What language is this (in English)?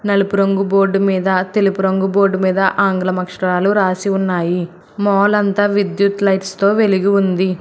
Telugu